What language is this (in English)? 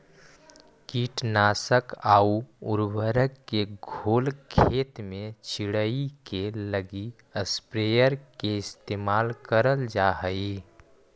Magahi